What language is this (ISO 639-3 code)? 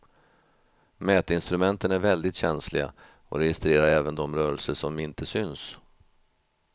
swe